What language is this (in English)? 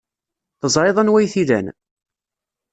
Kabyle